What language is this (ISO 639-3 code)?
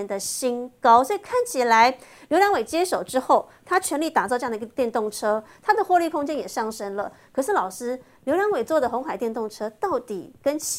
zho